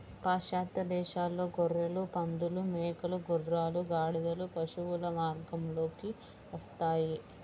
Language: Telugu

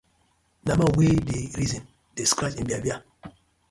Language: Nigerian Pidgin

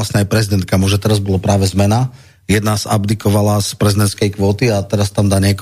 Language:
Slovak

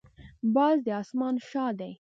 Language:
Pashto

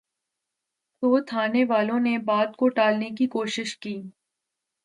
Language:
Urdu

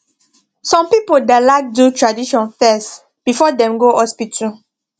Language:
Nigerian Pidgin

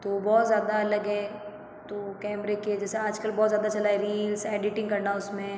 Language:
Hindi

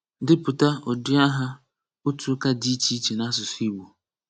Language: Igbo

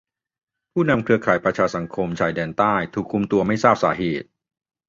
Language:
Thai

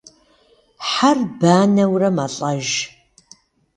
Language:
Kabardian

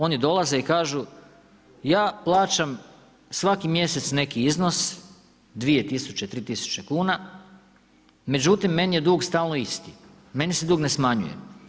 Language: Croatian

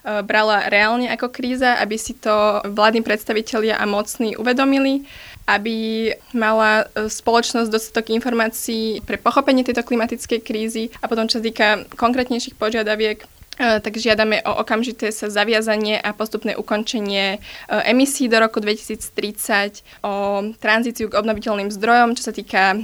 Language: Slovak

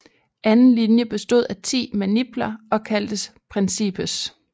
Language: Danish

